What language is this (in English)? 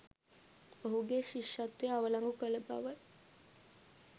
Sinhala